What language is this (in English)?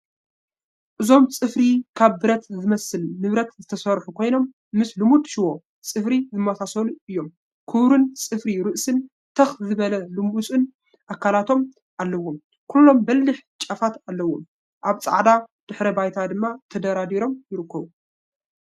Tigrinya